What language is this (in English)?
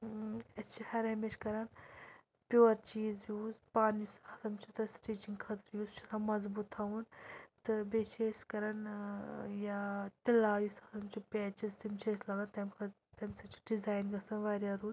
Kashmiri